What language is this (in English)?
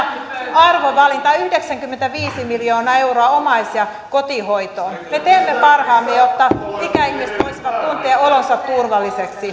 Finnish